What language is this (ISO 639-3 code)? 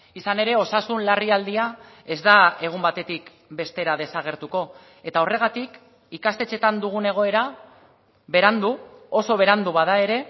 eus